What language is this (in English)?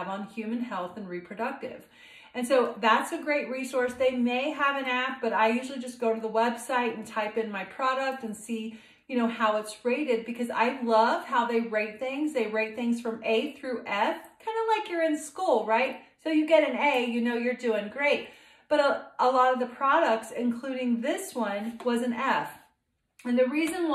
English